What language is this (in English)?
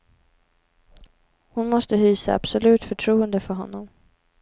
Swedish